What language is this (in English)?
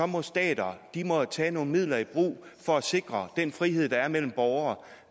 Danish